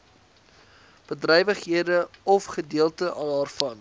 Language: Afrikaans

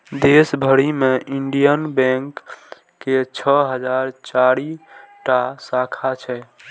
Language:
Maithili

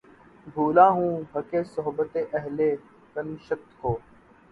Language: Urdu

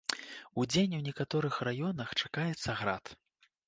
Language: Belarusian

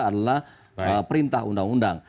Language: Indonesian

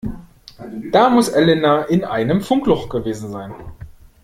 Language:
German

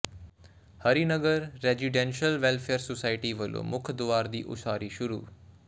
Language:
Punjabi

